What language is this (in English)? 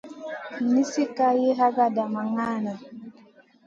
Masana